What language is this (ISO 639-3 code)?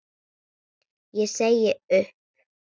isl